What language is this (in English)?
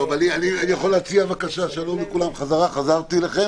Hebrew